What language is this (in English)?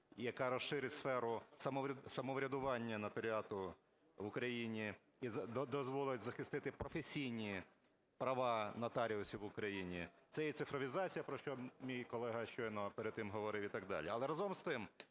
Ukrainian